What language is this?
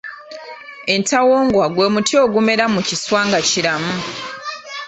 Ganda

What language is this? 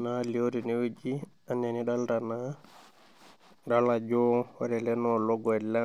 Masai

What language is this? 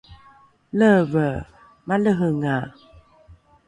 Rukai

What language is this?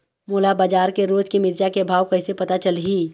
Chhattisgarhi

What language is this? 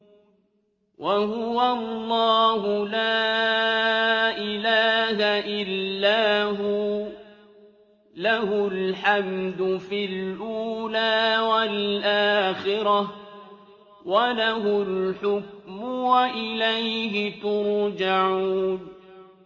Arabic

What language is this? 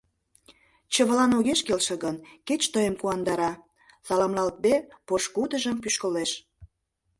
Mari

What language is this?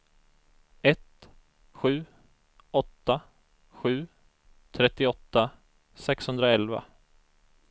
Swedish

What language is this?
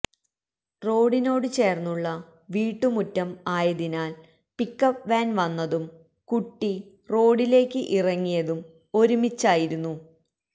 Malayalam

